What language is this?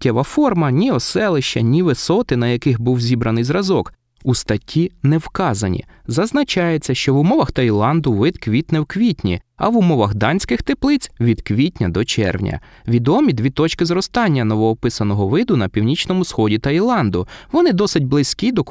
Ukrainian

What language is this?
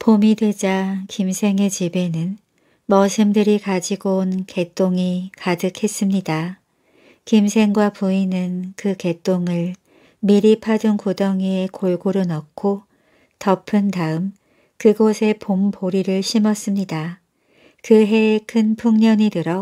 Korean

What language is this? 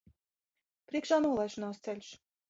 Latvian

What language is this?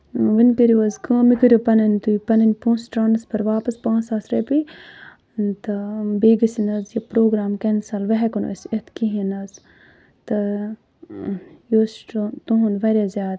Kashmiri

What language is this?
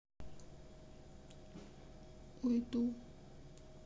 Russian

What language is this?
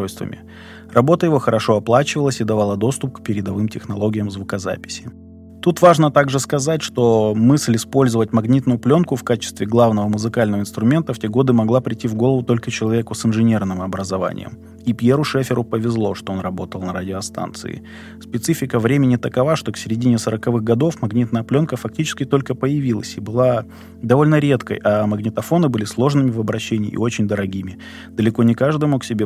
Russian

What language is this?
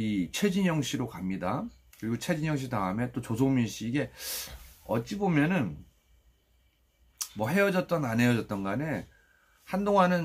Korean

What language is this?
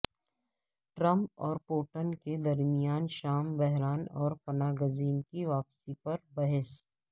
Urdu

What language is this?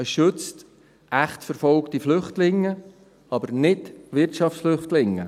Swiss German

